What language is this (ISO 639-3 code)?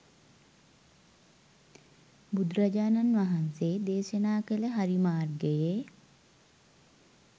sin